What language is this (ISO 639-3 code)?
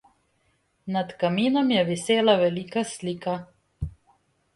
slv